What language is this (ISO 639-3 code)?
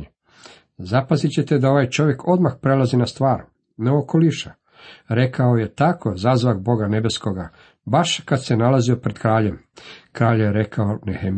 hrv